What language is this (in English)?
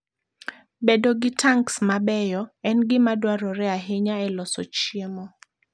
Luo (Kenya and Tanzania)